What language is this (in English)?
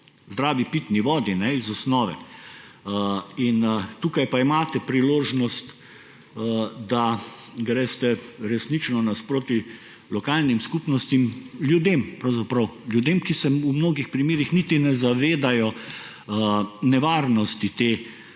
Slovenian